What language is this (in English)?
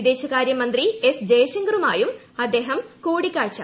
Malayalam